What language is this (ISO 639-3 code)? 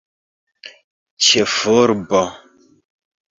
epo